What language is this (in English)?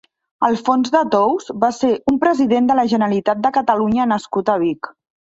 Catalan